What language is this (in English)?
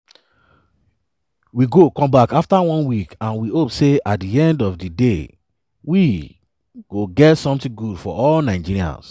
Nigerian Pidgin